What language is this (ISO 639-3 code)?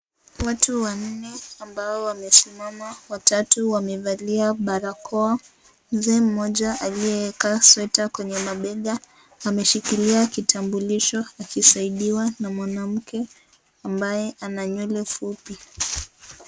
swa